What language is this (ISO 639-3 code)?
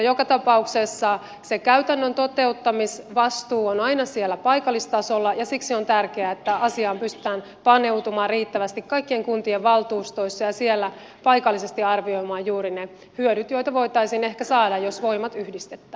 fin